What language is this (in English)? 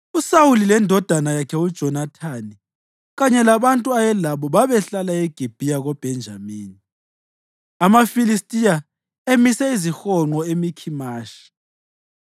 North Ndebele